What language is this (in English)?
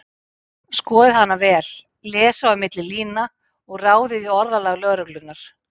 Icelandic